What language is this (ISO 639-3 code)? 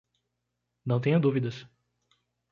por